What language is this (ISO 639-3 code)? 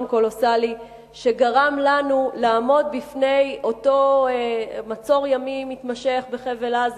heb